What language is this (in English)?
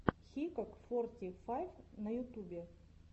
Russian